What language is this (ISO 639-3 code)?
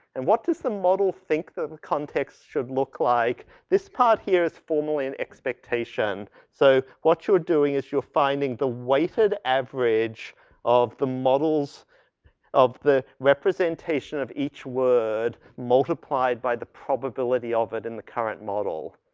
eng